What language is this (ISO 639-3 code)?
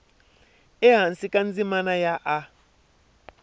tso